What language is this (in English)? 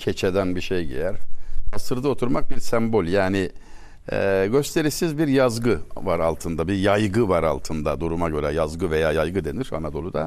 Turkish